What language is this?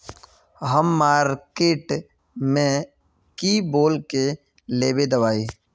Magahi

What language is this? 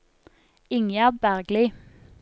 Norwegian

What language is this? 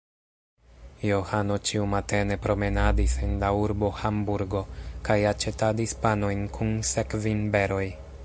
Esperanto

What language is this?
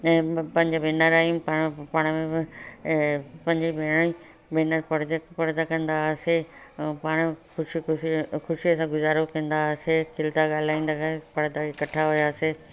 Sindhi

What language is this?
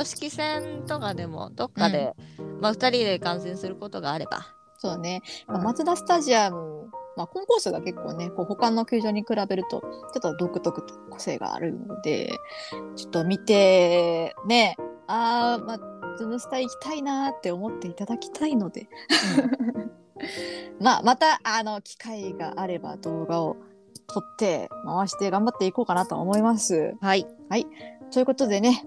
Japanese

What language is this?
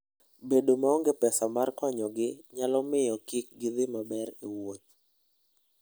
Luo (Kenya and Tanzania)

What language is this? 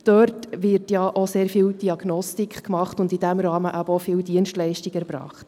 Swiss German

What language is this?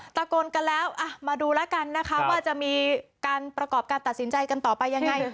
Thai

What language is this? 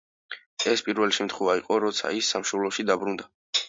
Georgian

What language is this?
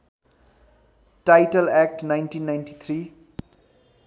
Nepali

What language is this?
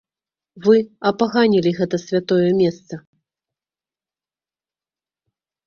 Belarusian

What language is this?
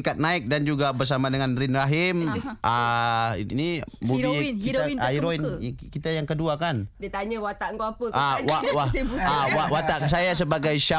Malay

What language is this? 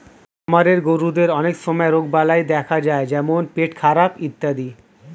Bangla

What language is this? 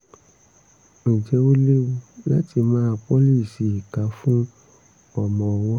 Yoruba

